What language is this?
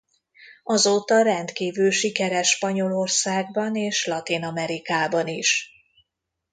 Hungarian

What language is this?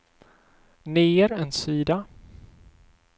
Swedish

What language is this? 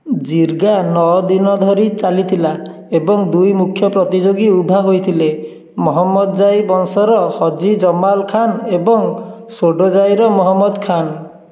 Odia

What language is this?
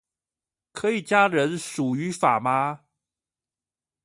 Chinese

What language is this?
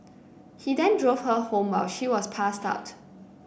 English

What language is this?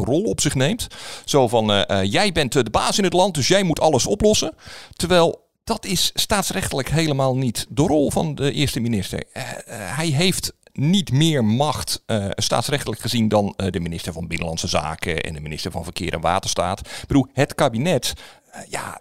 Dutch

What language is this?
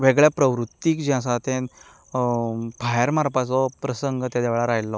Konkani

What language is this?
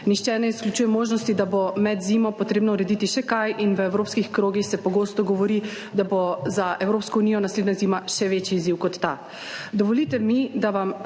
Slovenian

